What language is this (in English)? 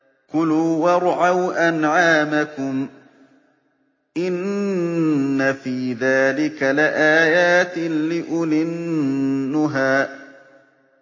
Arabic